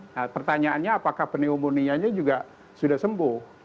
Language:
Indonesian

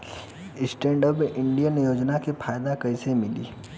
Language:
Bhojpuri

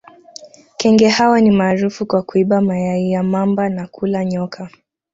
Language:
Swahili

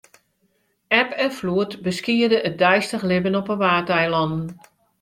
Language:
Western Frisian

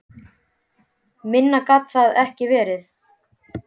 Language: Icelandic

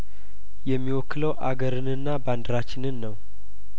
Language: Amharic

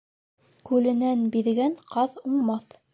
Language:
Bashkir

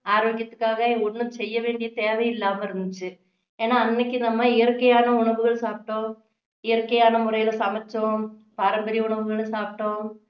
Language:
Tamil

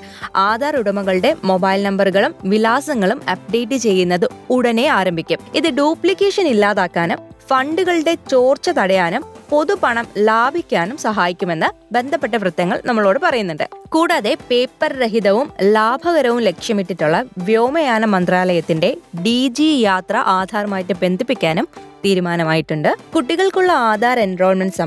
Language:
Malayalam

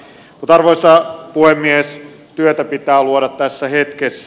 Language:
Finnish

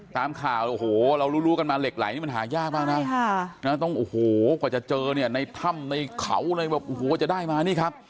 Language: Thai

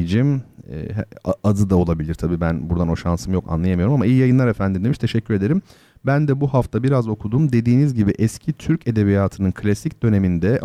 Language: Turkish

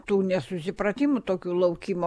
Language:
Lithuanian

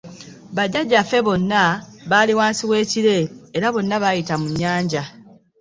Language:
Ganda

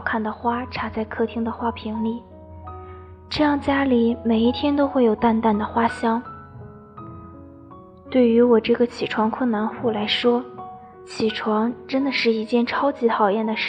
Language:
Chinese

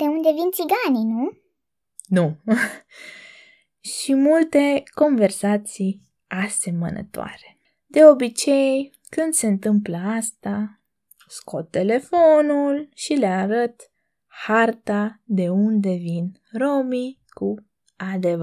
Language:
Romanian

